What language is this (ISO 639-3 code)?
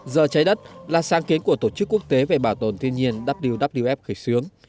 vie